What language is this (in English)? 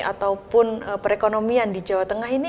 Indonesian